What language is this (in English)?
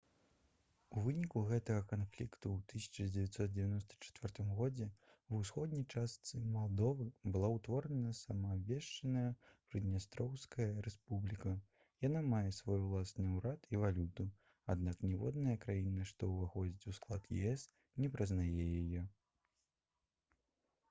Belarusian